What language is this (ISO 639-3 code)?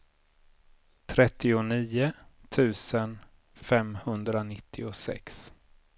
swe